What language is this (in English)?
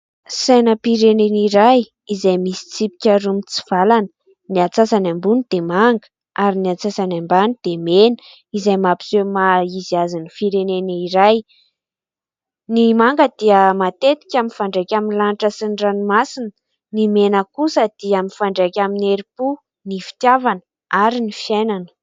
Malagasy